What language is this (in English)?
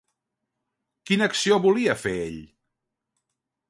Catalan